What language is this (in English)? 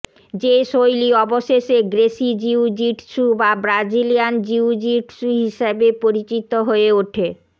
Bangla